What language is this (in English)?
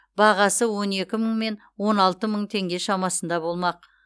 Kazakh